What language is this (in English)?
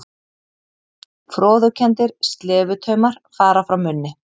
Icelandic